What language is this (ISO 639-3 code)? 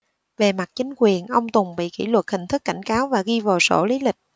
vie